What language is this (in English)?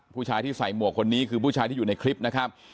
Thai